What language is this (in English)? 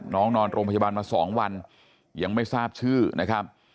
Thai